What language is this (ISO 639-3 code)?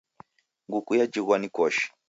dav